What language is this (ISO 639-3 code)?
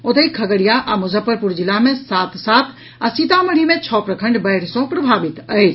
mai